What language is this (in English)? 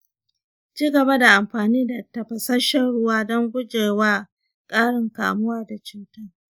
Hausa